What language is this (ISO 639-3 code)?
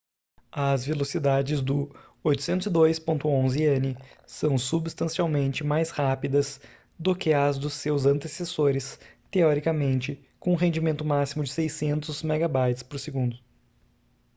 por